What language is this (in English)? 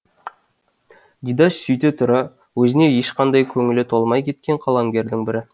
Kazakh